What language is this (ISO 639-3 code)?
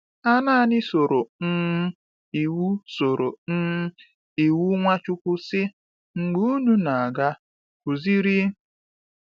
ibo